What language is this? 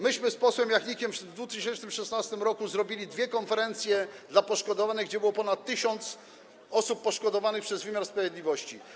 Polish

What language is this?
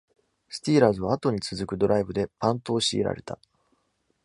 Japanese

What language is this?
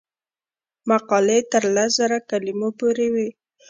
Pashto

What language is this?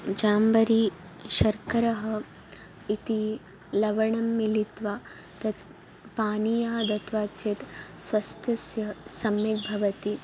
Sanskrit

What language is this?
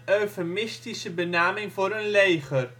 Dutch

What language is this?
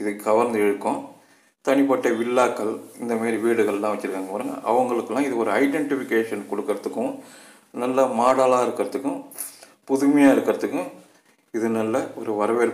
Korean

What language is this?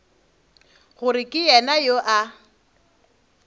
Northern Sotho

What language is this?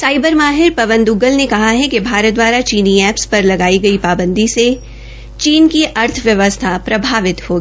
Hindi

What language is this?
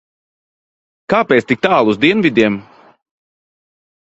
Latvian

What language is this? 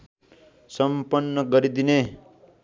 Nepali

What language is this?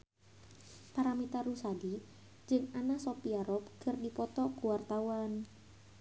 Sundanese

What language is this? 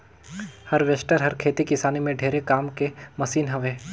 Chhattisgarhi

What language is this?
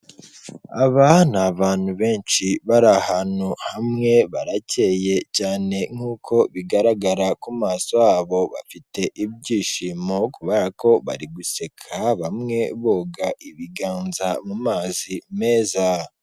Kinyarwanda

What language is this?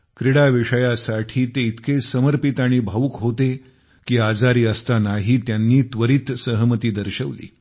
Marathi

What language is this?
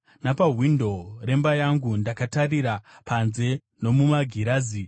Shona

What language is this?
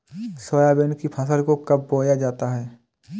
Hindi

